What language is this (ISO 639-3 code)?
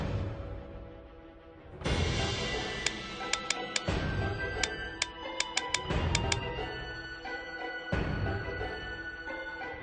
eng